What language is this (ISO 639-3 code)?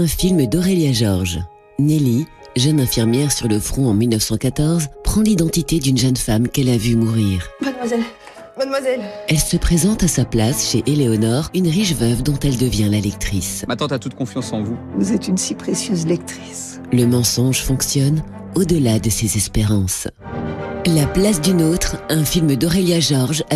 fra